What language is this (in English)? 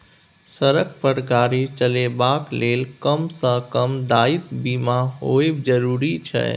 Maithili